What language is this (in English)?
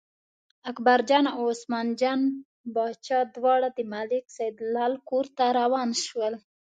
Pashto